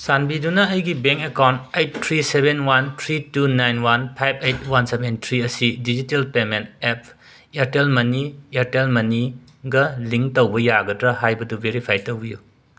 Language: Manipuri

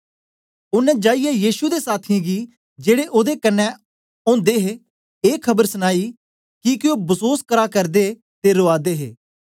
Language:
Dogri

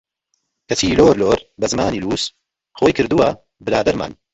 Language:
Central Kurdish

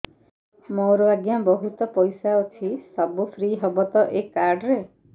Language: Odia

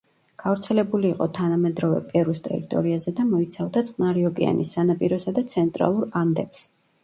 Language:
Georgian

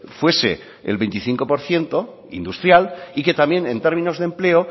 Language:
Spanish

